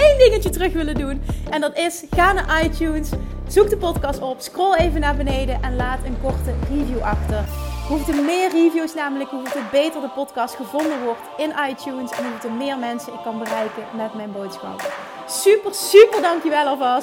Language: Dutch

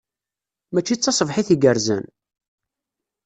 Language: Kabyle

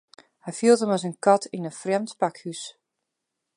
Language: Western Frisian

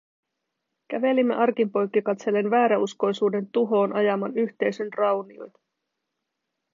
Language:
Finnish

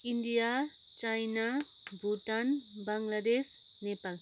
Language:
Nepali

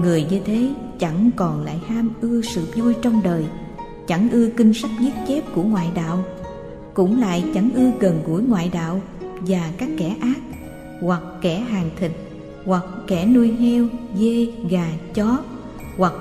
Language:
Vietnamese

